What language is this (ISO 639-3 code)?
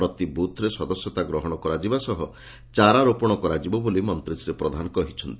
ori